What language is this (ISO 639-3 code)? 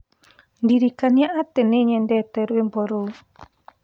kik